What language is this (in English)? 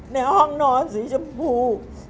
Thai